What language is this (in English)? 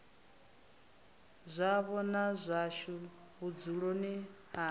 Venda